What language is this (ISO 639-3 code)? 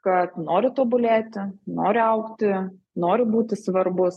lit